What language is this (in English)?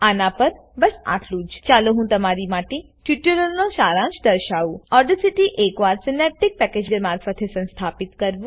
Gujarati